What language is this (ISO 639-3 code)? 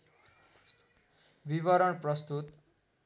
nep